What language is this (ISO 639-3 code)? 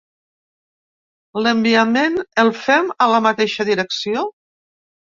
cat